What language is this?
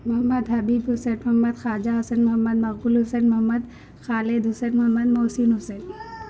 Urdu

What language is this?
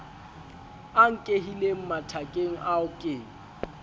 Southern Sotho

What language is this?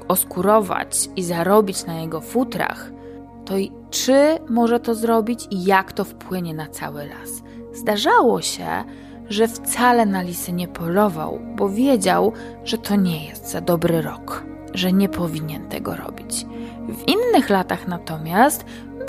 Polish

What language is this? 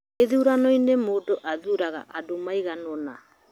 Kikuyu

